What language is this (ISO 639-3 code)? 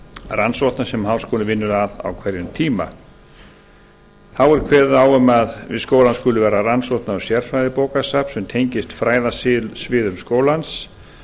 isl